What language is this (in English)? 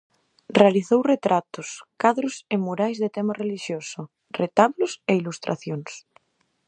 Galician